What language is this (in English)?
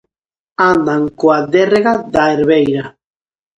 Galician